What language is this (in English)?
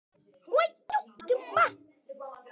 Icelandic